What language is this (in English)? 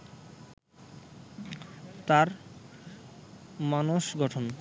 Bangla